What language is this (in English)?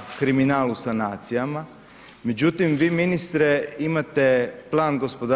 Croatian